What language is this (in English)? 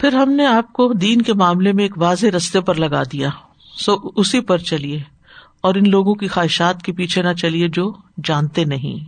Urdu